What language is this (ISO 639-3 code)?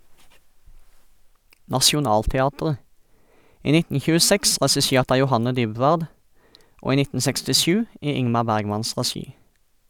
nor